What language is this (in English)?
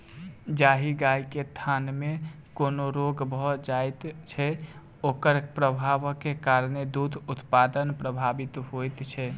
Maithili